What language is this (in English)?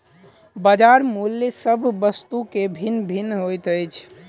Maithili